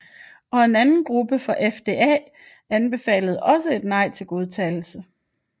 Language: Danish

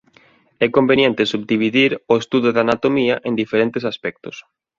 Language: Galician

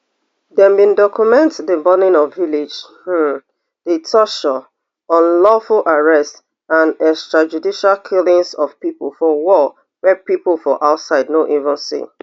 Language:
Nigerian Pidgin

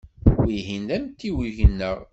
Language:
Kabyle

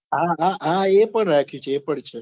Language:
Gujarati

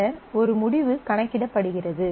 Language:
Tamil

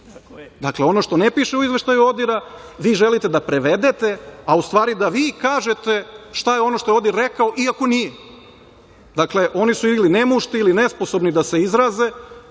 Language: Serbian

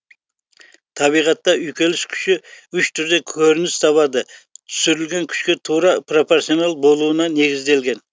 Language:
Kazakh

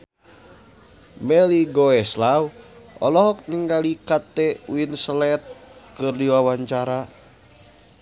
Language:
Sundanese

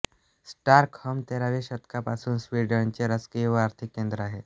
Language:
Marathi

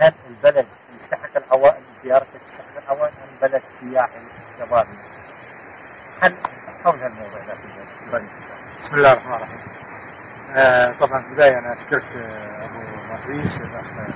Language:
Arabic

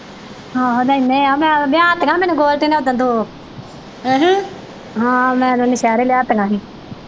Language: Punjabi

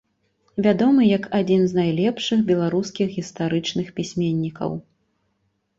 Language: Belarusian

